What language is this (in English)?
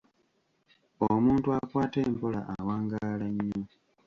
Ganda